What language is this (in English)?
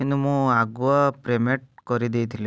Odia